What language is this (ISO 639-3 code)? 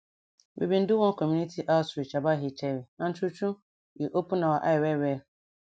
pcm